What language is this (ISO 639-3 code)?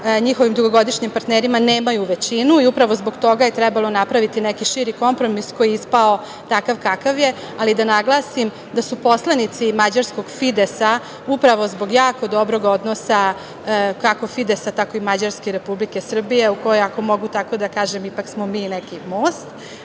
srp